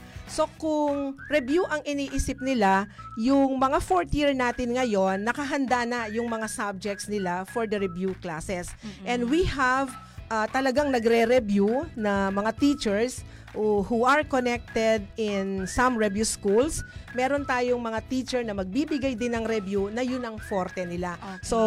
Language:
Filipino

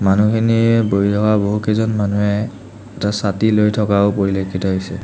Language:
Assamese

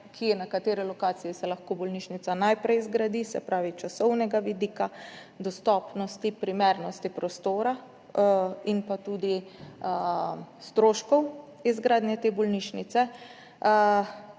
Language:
Slovenian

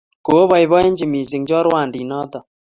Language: Kalenjin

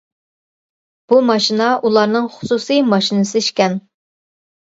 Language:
Uyghur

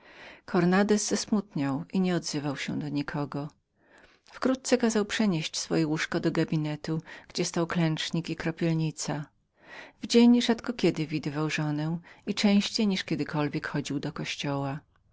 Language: Polish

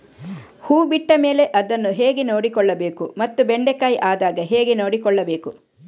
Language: Kannada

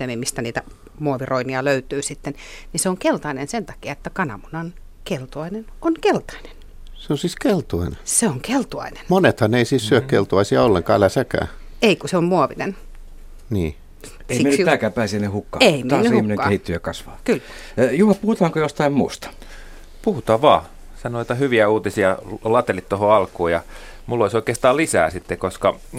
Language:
Finnish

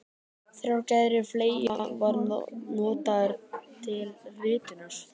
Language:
Icelandic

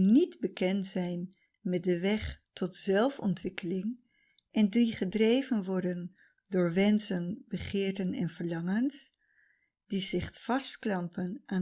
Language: Dutch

